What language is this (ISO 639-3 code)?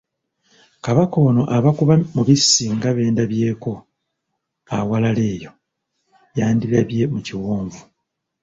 lug